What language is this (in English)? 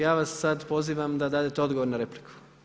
Croatian